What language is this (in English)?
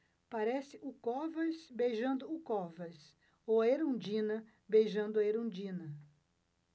Portuguese